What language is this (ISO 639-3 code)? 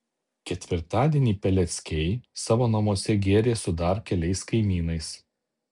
lit